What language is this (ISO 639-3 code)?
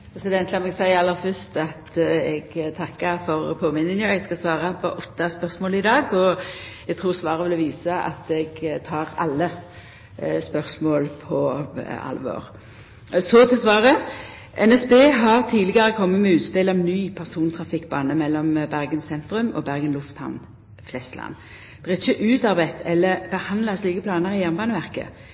nor